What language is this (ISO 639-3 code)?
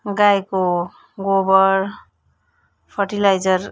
nep